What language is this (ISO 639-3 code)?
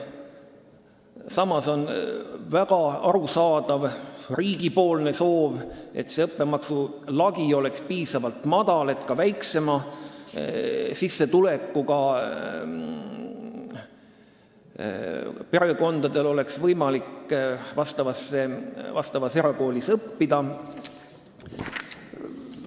est